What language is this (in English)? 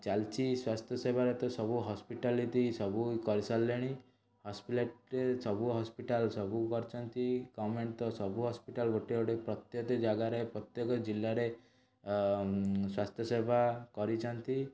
Odia